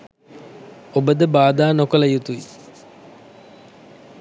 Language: Sinhala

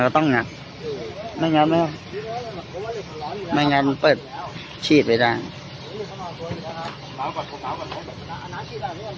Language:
Thai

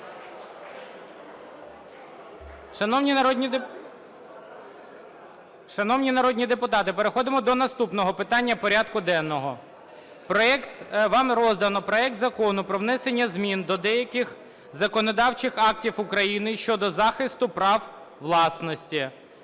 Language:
Ukrainian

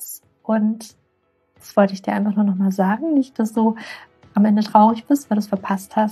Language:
German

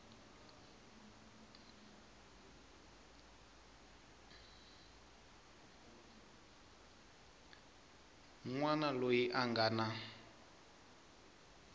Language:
Tsonga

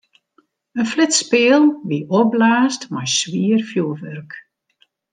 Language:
Western Frisian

